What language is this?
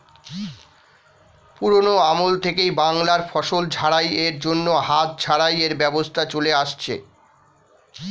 Bangla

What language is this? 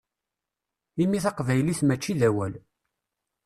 Kabyle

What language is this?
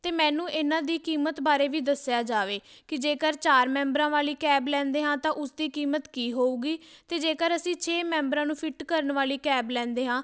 Punjabi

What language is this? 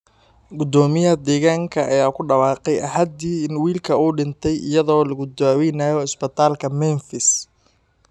Somali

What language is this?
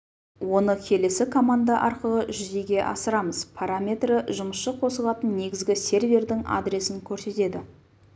Kazakh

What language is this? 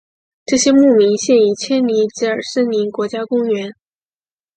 Chinese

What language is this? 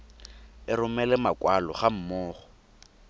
Tswana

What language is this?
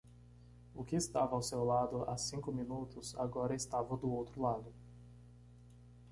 Portuguese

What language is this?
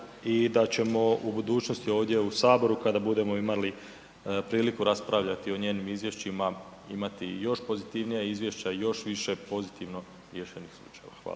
Croatian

